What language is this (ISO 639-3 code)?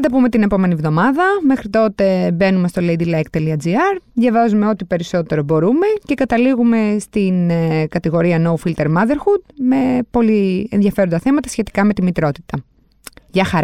ell